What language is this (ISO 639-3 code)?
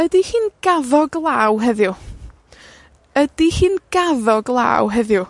cym